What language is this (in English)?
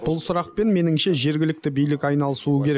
Kazakh